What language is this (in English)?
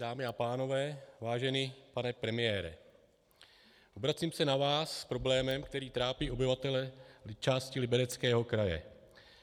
Czech